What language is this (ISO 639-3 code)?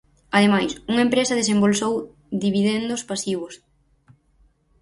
glg